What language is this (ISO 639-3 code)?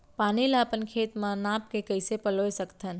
hne